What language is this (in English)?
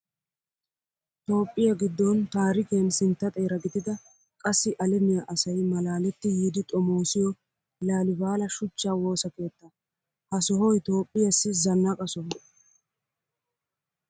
Wolaytta